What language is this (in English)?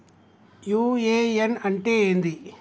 Telugu